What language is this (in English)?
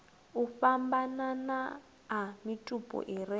Venda